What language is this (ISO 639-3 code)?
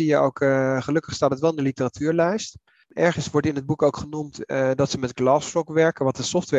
nld